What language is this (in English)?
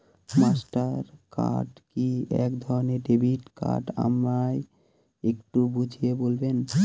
Bangla